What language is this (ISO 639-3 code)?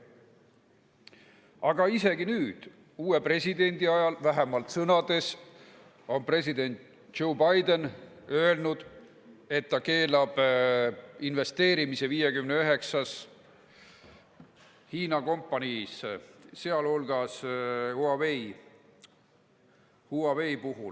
est